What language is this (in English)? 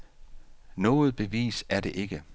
Danish